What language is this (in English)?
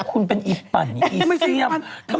Thai